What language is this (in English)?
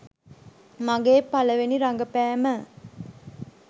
Sinhala